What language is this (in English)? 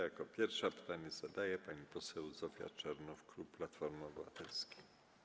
Polish